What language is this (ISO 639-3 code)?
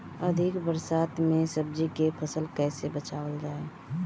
bho